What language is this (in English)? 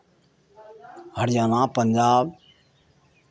Maithili